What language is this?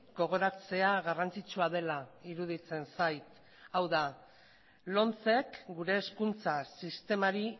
Basque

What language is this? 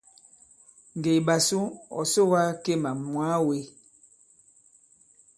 Bankon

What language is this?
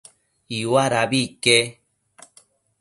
Matsés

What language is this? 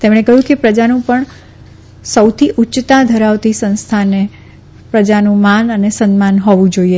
Gujarati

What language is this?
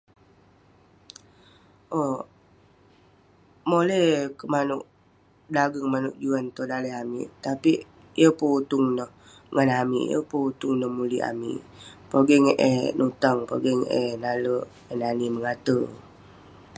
Western Penan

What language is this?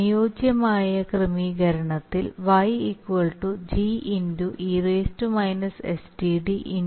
Malayalam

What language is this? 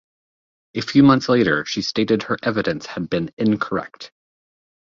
English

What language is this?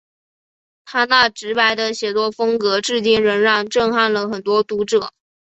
Chinese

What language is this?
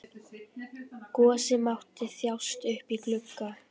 Icelandic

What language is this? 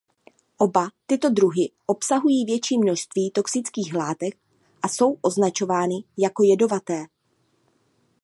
Czech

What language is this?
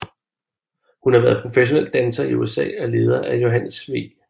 Danish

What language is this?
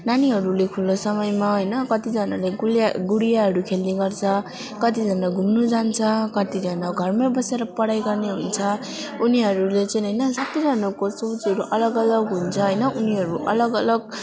Nepali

